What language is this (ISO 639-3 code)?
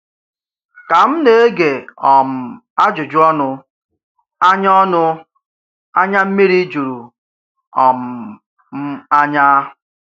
ibo